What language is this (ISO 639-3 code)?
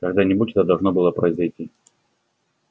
rus